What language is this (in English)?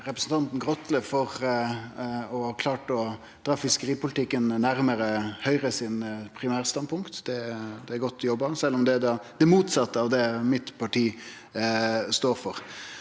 Norwegian